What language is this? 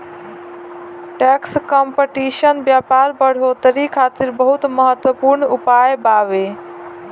Bhojpuri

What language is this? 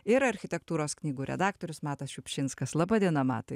Lithuanian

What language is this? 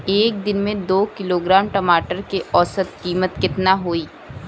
Bhojpuri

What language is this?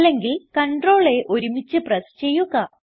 Malayalam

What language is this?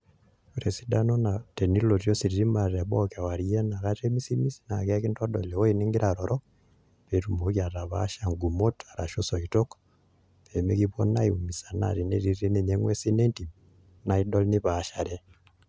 Masai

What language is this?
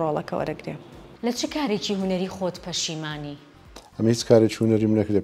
Arabic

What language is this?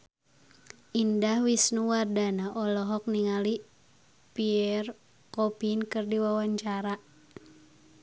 Sundanese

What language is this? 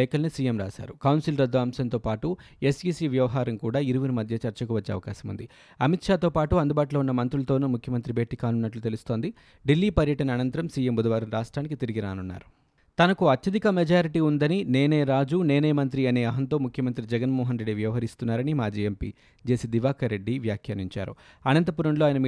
Telugu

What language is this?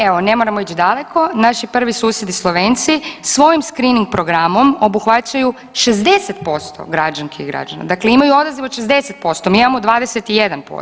Croatian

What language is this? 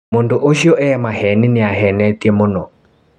Kikuyu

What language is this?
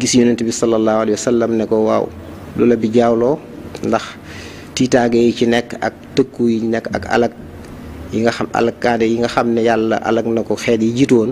Indonesian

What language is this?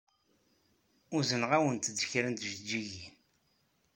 Kabyle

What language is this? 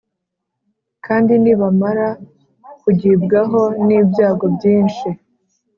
Kinyarwanda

